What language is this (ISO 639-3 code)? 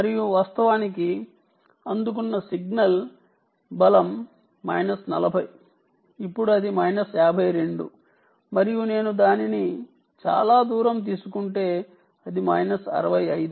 tel